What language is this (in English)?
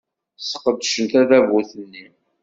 Kabyle